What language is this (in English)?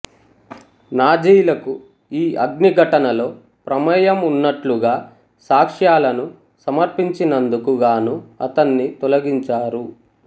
Telugu